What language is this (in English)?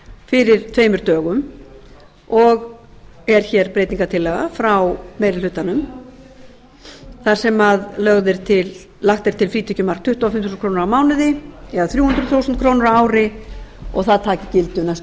Icelandic